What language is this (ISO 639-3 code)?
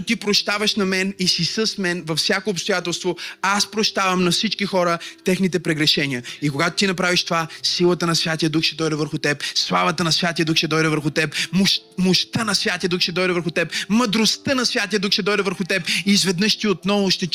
bul